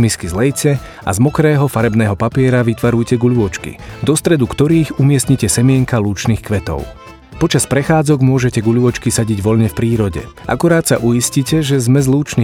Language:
Slovak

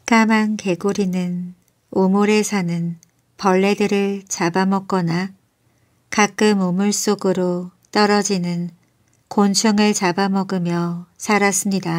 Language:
Korean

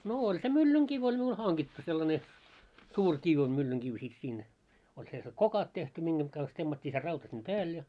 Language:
Finnish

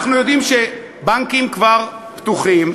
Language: Hebrew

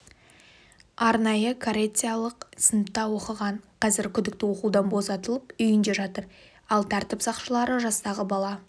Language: Kazakh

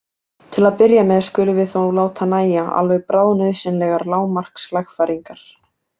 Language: Icelandic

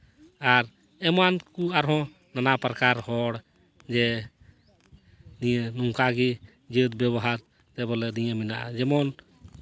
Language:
Santali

